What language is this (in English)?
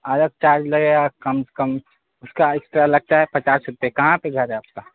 Urdu